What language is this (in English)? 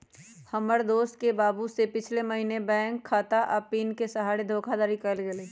Magahi